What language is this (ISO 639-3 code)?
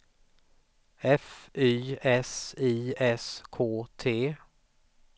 swe